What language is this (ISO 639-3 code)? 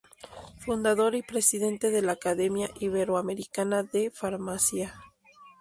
spa